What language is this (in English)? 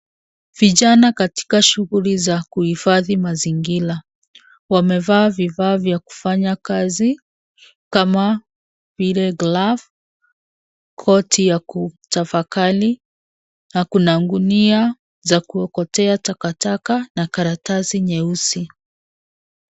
Swahili